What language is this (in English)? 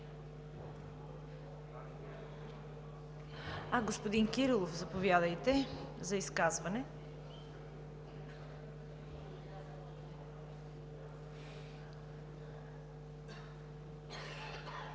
Bulgarian